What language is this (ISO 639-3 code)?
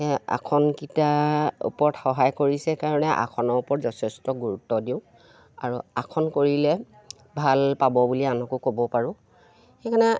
asm